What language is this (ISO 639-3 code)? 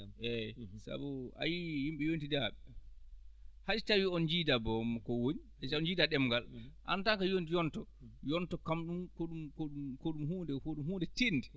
ful